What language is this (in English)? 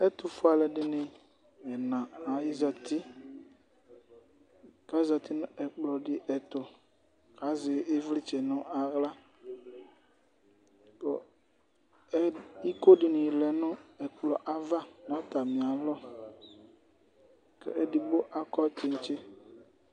Ikposo